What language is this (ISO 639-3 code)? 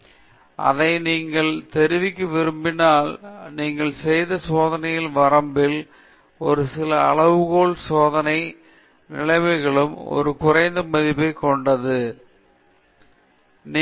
tam